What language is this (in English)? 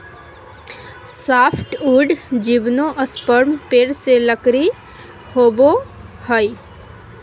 Magahi